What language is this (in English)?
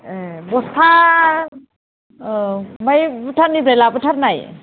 Bodo